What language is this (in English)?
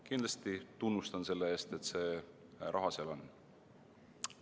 Estonian